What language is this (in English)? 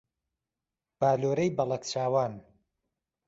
Central Kurdish